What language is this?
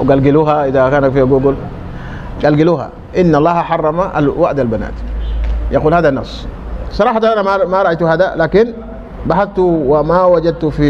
Arabic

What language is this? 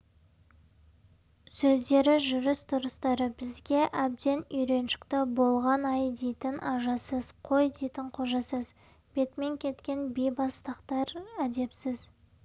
Kazakh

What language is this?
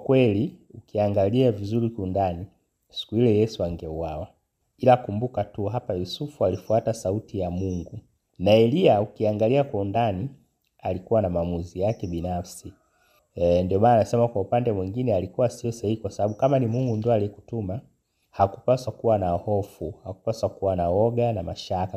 Swahili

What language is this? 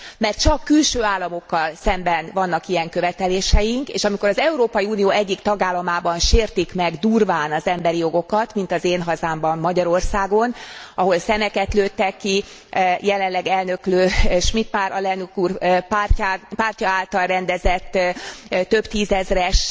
Hungarian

